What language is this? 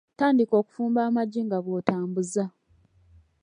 Ganda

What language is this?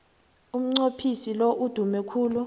South Ndebele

